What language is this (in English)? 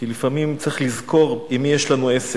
Hebrew